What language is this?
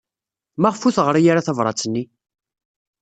Kabyle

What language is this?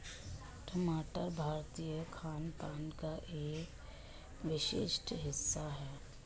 Hindi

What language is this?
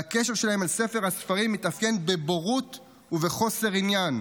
Hebrew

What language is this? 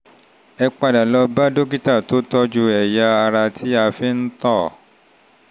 Yoruba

